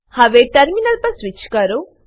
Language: Gujarati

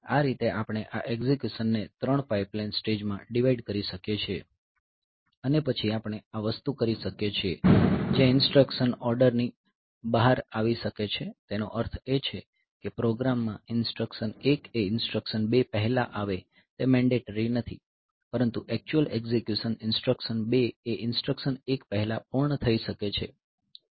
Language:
Gujarati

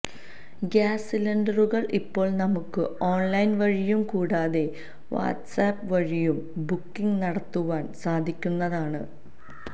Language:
Malayalam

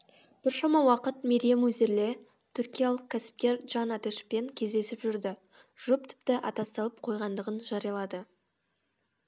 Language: Kazakh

